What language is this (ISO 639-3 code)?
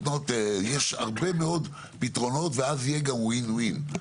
heb